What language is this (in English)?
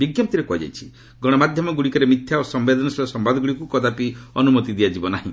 Odia